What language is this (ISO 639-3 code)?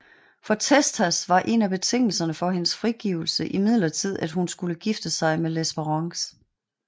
dan